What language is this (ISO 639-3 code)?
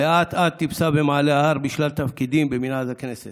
heb